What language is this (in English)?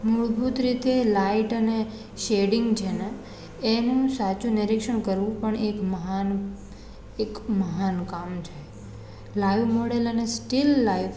Gujarati